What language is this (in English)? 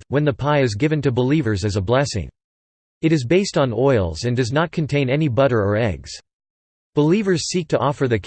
English